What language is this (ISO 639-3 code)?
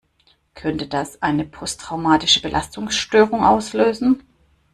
deu